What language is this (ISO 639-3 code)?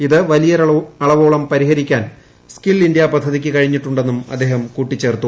mal